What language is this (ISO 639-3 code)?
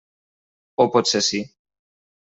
cat